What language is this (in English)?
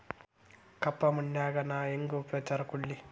Kannada